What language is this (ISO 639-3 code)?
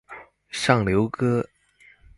zho